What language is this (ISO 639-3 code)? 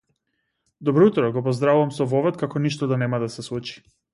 mkd